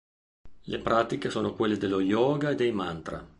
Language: Italian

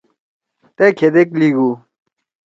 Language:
Torwali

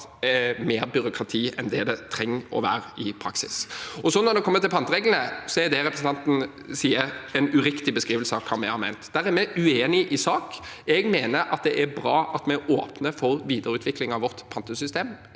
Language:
Norwegian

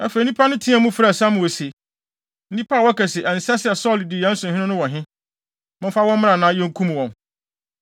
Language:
Akan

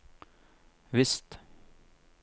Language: Norwegian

